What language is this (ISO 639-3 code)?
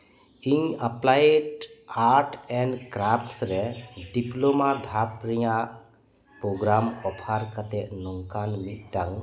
sat